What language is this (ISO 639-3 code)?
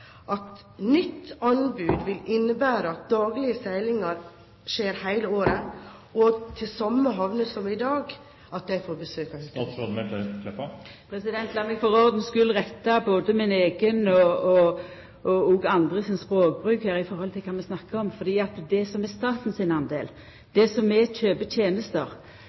nor